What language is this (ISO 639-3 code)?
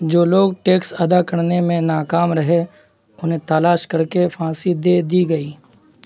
urd